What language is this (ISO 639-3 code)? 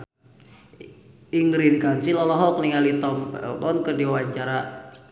sun